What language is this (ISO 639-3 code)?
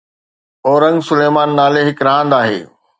snd